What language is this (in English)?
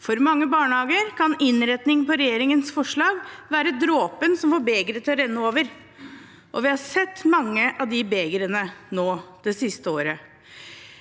Norwegian